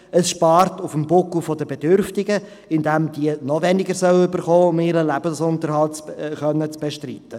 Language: Swiss German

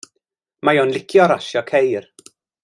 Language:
Welsh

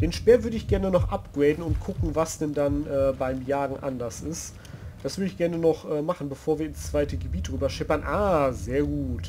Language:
German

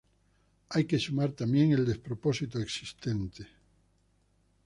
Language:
Spanish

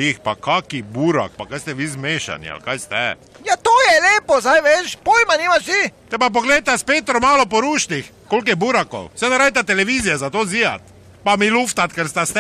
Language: Italian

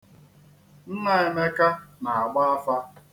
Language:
Igbo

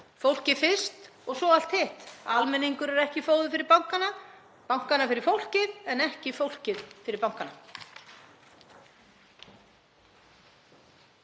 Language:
Icelandic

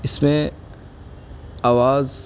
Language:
Urdu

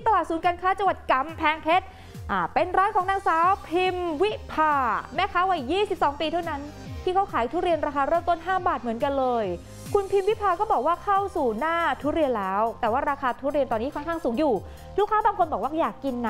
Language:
Thai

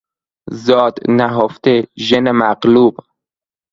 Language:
Persian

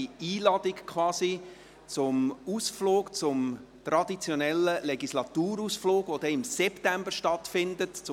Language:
Swiss German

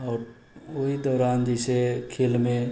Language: Maithili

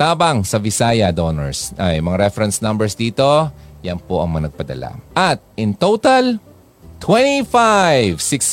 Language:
Filipino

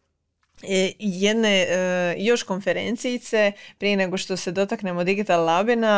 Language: Croatian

